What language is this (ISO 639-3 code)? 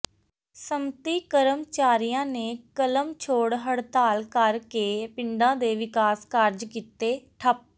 pan